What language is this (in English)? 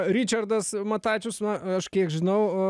Lithuanian